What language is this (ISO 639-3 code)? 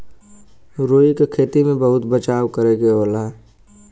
bho